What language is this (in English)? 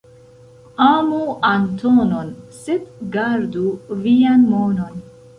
Esperanto